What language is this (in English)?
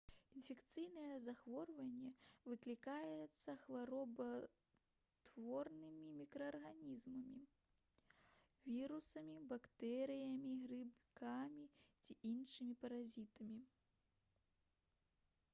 Belarusian